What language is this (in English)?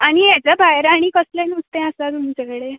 Konkani